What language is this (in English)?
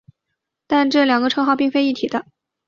Chinese